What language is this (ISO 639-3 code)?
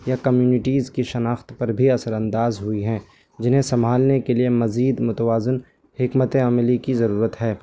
urd